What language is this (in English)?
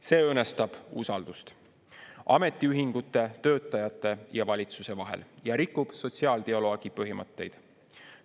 Estonian